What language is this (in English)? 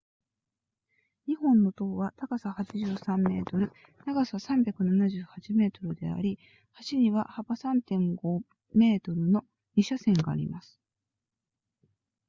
Japanese